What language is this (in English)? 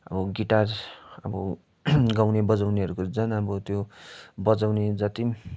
Nepali